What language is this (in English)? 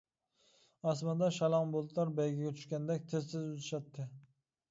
Uyghur